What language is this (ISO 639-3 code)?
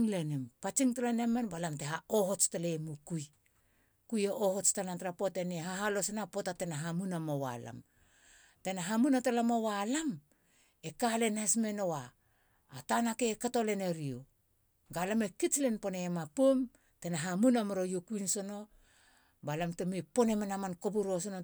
hla